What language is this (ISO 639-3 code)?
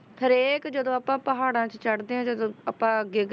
pan